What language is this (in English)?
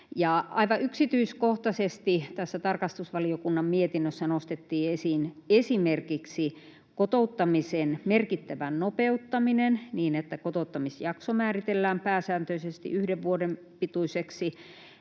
Finnish